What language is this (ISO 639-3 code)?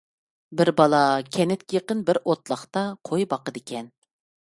uig